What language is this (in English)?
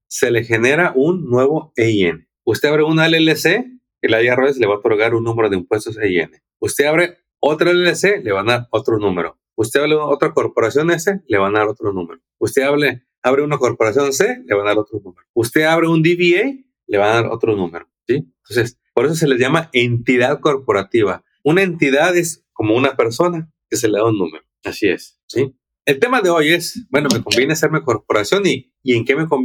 Spanish